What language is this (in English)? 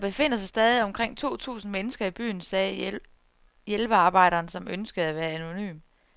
Danish